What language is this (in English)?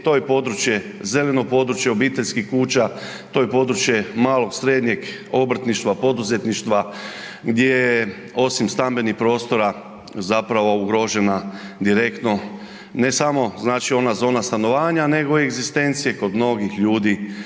Croatian